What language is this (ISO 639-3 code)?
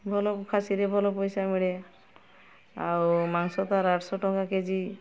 ori